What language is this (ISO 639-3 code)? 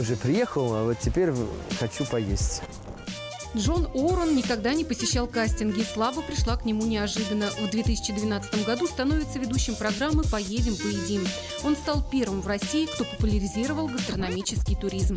rus